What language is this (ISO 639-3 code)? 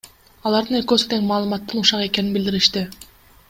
kir